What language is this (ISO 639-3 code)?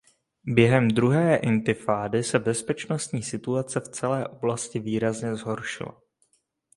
ces